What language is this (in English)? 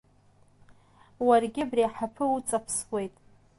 Abkhazian